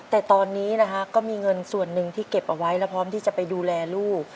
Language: Thai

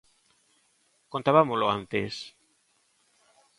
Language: Galician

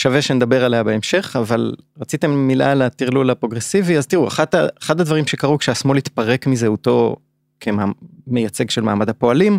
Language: Hebrew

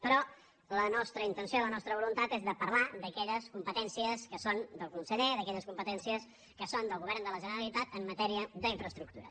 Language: Catalan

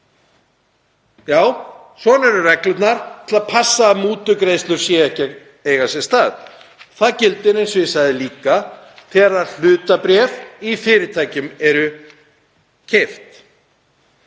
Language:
Icelandic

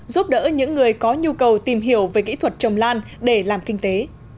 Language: Vietnamese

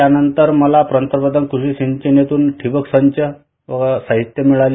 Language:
Marathi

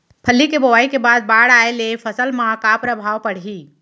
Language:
Chhattisgarhi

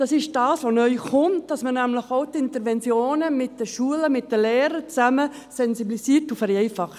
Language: Swiss German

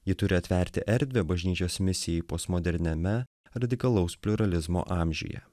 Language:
Lithuanian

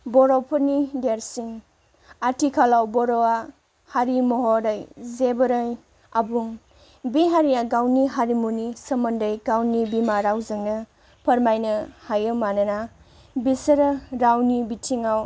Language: Bodo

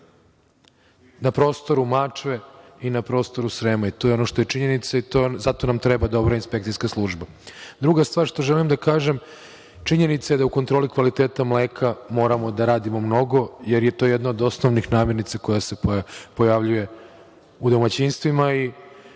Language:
Serbian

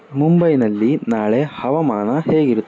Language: Kannada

